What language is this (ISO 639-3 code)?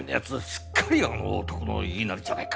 jpn